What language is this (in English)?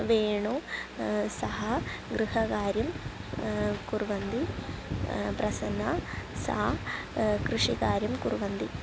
Sanskrit